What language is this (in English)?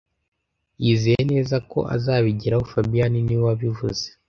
Kinyarwanda